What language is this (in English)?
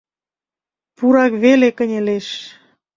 Mari